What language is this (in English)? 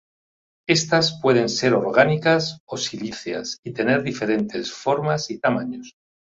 Spanish